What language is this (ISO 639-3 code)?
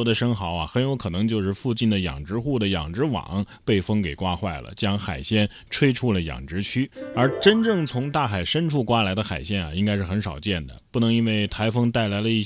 zho